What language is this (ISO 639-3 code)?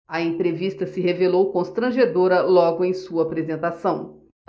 por